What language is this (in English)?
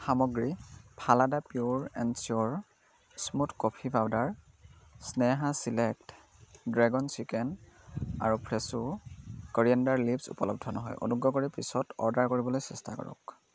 Assamese